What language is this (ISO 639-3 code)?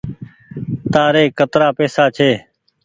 gig